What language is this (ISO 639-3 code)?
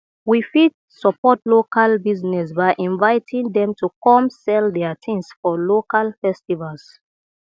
pcm